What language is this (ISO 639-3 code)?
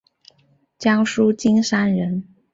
zho